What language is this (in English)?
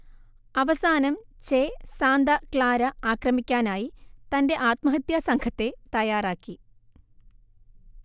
Malayalam